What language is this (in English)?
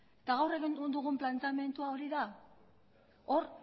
Basque